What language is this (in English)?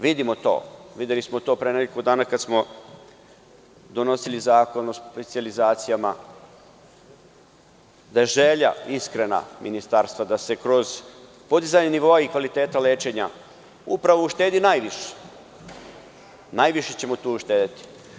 Serbian